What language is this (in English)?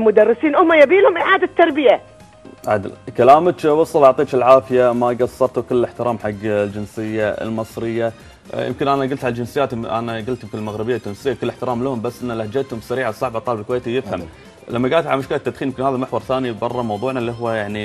Arabic